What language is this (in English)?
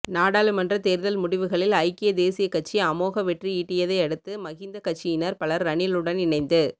Tamil